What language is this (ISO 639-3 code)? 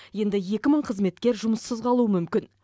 kaz